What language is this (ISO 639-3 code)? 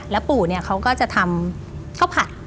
tha